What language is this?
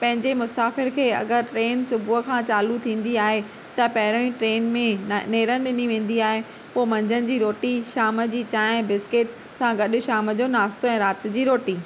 Sindhi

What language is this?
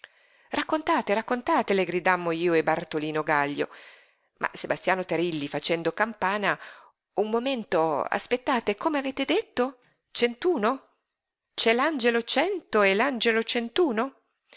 Italian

